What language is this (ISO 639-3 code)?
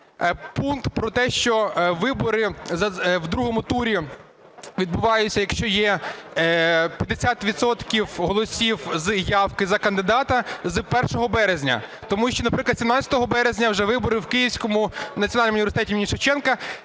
ukr